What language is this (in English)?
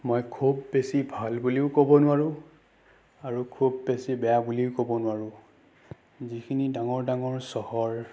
Assamese